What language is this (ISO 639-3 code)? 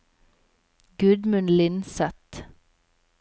nor